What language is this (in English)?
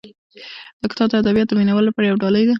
Pashto